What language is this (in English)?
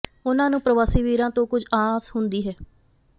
Punjabi